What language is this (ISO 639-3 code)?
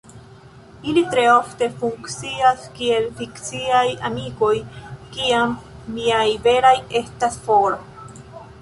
epo